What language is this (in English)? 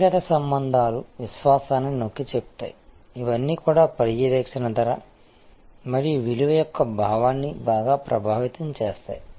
Telugu